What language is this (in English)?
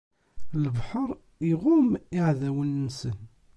Kabyle